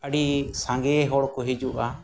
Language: Santali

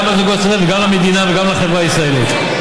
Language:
Hebrew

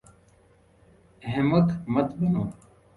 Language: Urdu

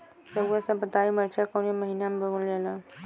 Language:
Bhojpuri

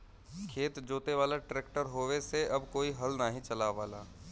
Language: Bhojpuri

